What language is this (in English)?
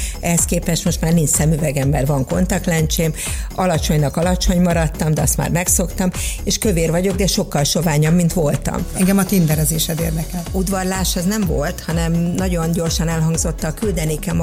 Hungarian